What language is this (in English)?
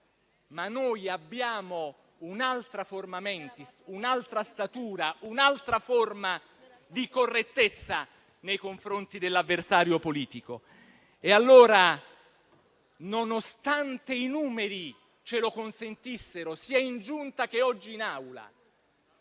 Italian